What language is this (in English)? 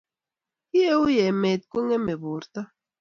Kalenjin